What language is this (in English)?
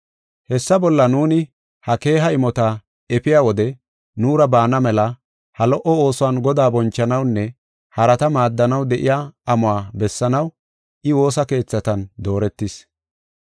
Gofa